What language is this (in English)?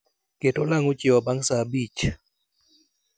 Luo (Kenya and Tanzania)